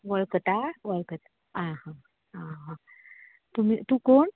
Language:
Konkani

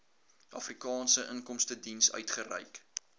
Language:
Afrikaans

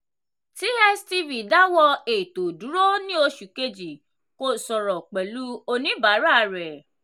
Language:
Yoruba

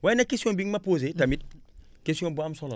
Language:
Wolof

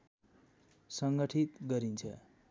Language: Nepali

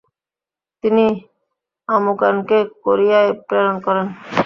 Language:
Bangla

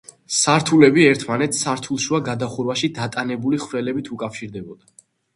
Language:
Georgian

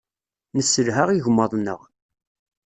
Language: Kabyle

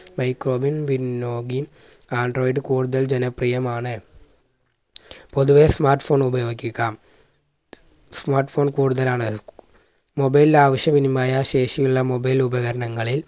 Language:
Malayalam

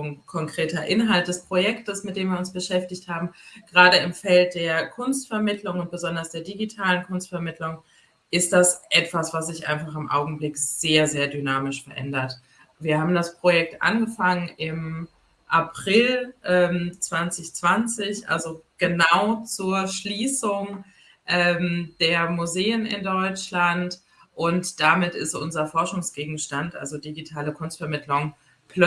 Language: German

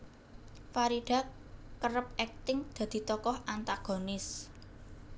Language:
Javanese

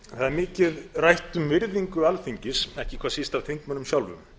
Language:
Icelandic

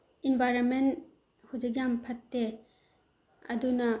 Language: Manipuri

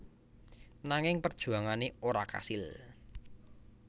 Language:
Javanese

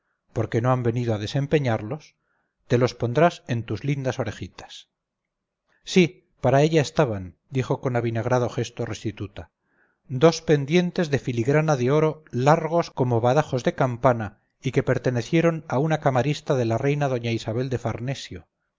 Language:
Spanish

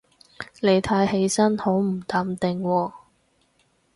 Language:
Cantonese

